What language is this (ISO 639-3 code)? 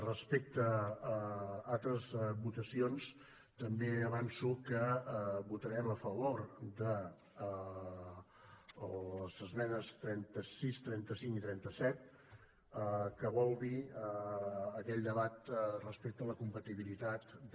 cat